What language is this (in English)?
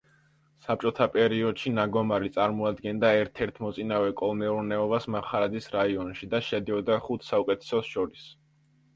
Georgian